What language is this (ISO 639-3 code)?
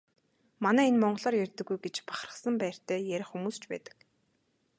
mon